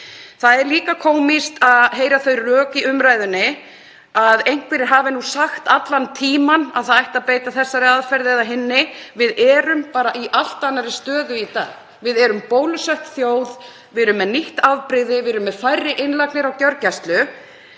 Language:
Icelandic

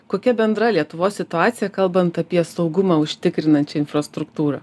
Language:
Lithuanian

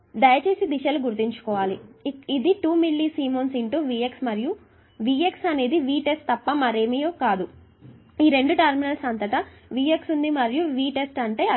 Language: Telugu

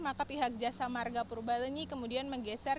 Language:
Indonesian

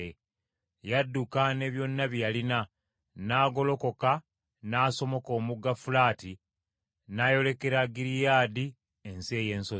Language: Ganda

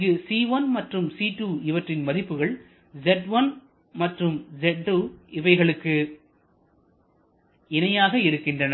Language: Tamil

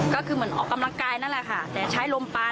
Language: Thai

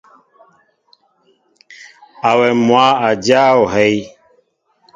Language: Mbo (Cameroon)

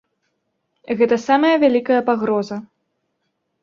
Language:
Belarusian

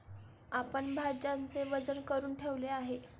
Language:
Marathi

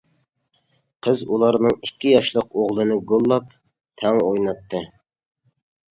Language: Uyghur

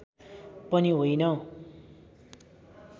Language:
Nepali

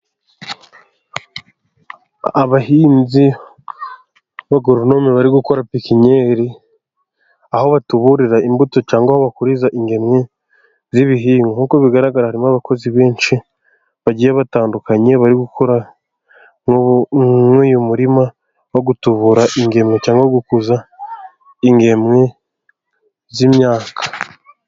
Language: Kinyarwanda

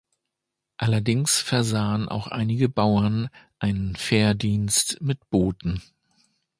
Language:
German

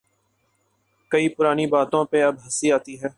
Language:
Urdu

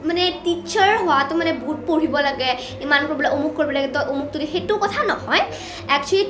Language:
Assamese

